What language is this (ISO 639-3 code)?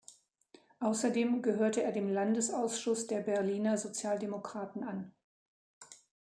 deu